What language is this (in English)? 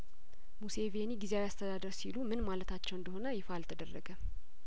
Amharic